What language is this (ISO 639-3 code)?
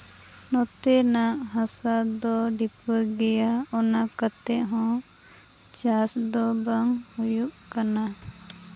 sat